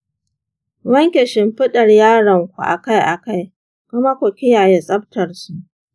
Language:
Hausa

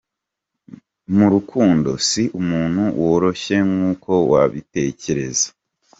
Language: Kinyarwanda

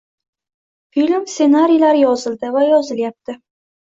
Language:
Uzbek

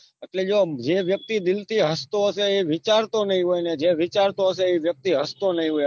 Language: Gujarati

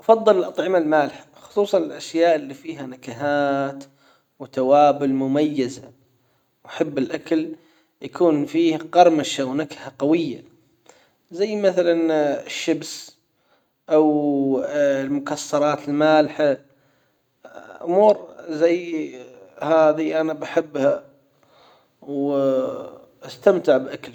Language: Hijazi Arabic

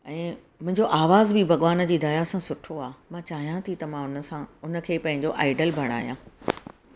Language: Sindhi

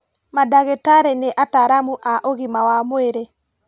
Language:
Kikuyu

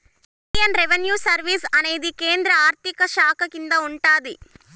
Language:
Telugu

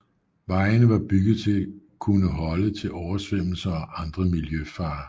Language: Danish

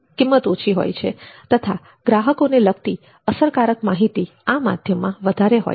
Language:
Gujarati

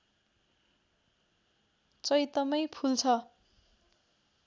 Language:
Nepali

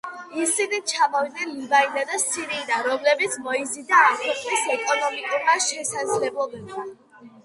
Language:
Georgian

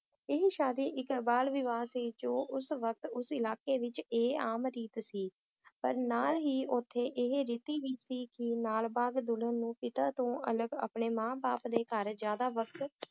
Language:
Punjabi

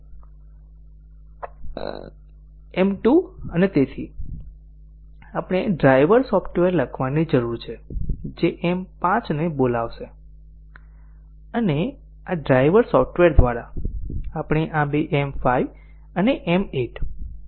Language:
Gujarati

